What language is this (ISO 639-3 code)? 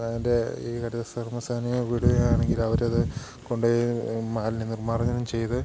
mal